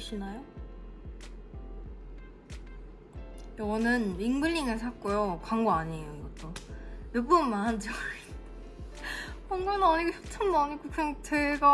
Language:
Korean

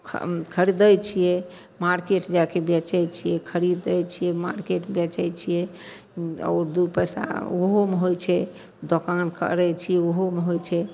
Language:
Maithili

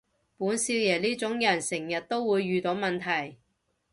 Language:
Cantonese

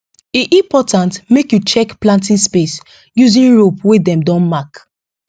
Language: Nigerian Pidgin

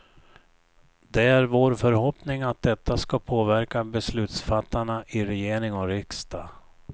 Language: Swedish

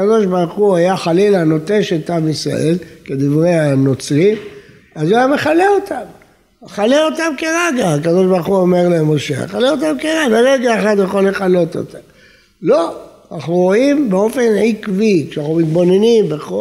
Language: Hebrew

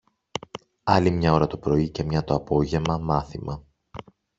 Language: Greek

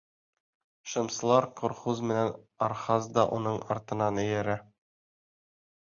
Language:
Bashkir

